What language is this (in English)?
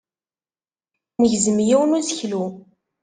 Kabyle